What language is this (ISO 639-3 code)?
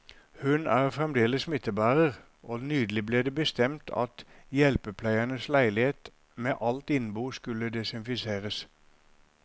nor